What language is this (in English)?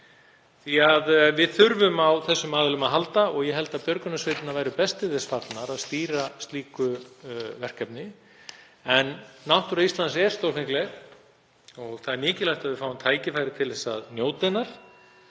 Icelandic